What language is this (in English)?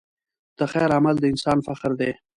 Pashto